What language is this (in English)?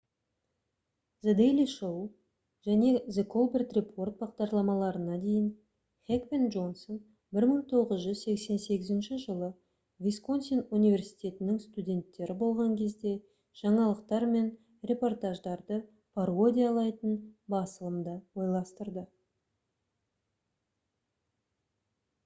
Kazakh